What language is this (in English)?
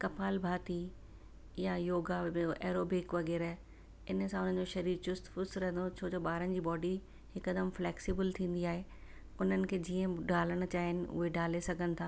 Sindhi